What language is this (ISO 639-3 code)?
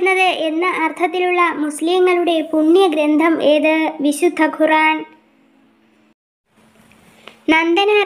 mal